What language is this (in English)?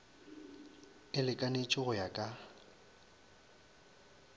Northern Sotho